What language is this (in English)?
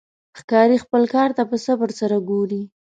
Pashto